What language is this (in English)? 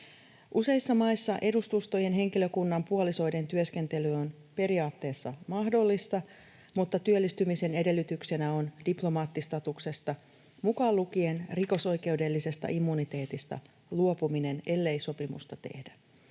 Finnish